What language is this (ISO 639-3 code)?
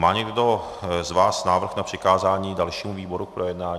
ces